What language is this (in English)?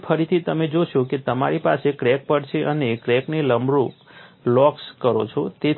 Gujarati